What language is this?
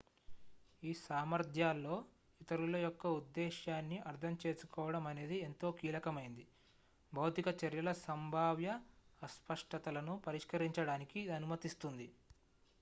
Telugu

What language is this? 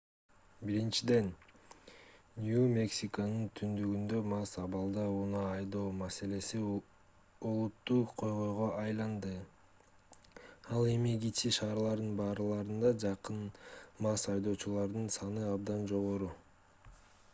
Kyrgyz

